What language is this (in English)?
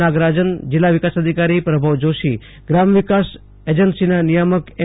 Gujarati